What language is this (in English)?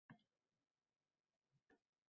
Uzbek